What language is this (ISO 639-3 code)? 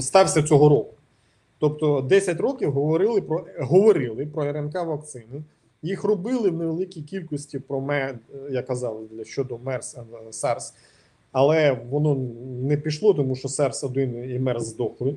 ukr